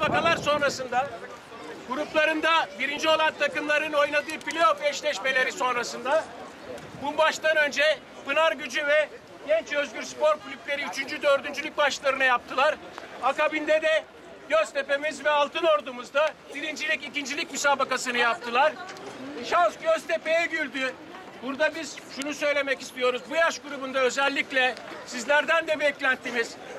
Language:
Turkish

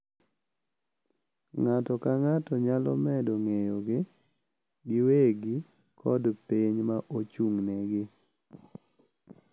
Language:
Luo (Kenya and Tanzania)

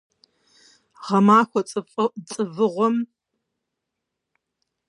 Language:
Kabardian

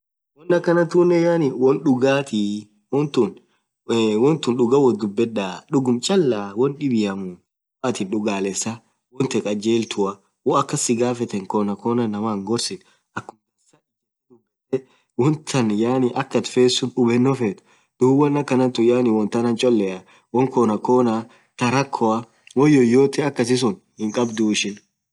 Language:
Orma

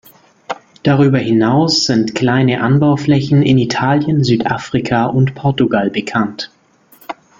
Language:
German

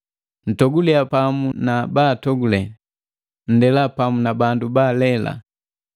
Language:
Matengo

